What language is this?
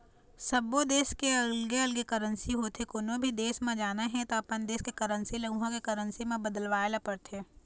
Chhattisgarhi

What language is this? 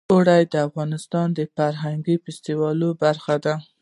Pashto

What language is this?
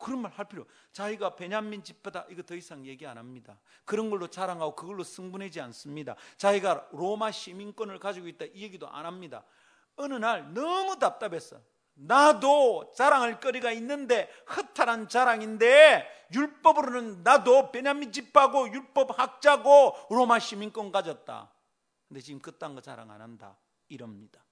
Korean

